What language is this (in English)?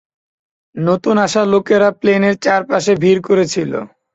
Bangla